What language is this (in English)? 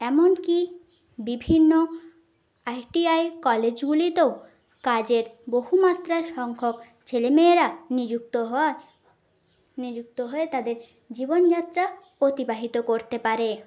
Bangla